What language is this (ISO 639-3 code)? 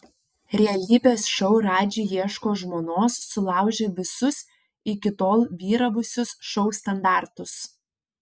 lit